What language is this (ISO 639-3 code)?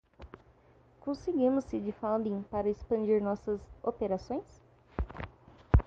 por